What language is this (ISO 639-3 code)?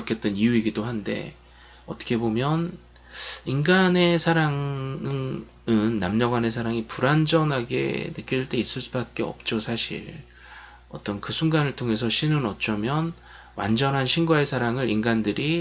kor